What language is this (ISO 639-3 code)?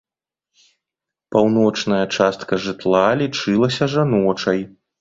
bel